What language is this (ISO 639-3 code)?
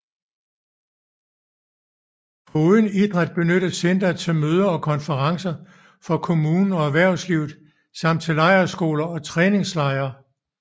dan